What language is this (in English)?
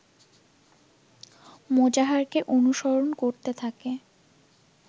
Bangla